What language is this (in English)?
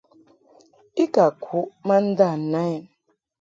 Mungaka